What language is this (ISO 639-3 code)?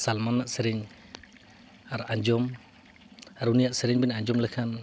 sat